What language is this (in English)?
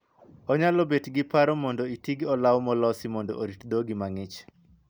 Luo (Kenya and Tanzania)